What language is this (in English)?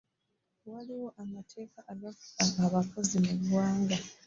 Ganda